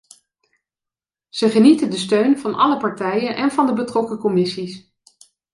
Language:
Dutch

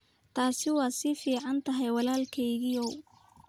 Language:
Somali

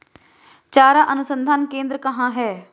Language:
Hindi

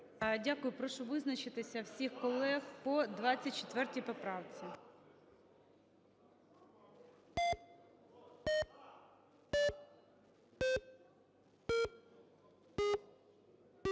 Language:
Ukrainian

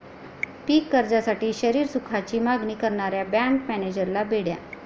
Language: Marathi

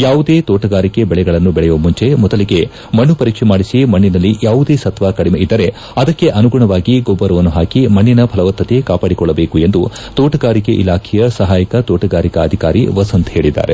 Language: Kannada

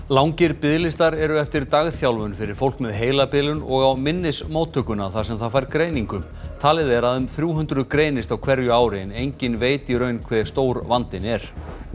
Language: Icelandic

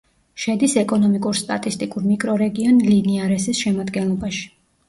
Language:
Georgian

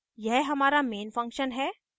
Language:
Hindi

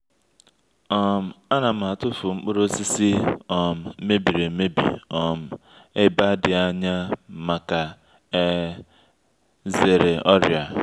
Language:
Igbo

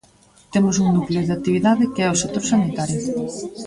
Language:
Galician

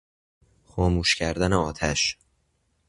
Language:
Persian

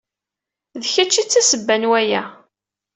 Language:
Kabyle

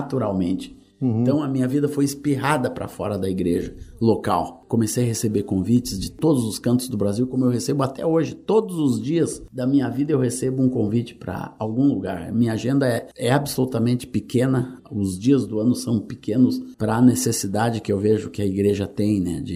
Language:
Portuguese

